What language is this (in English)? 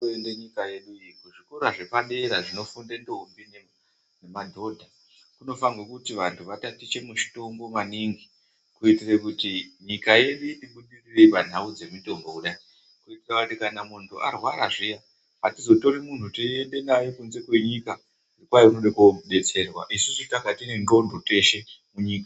Ndau